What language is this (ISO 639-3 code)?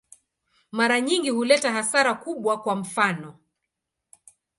swa